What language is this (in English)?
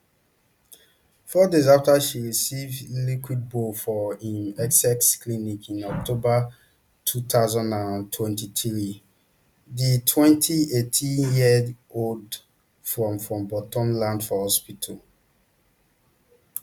Nigerian Pidgin